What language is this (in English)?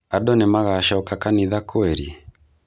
Kikuyu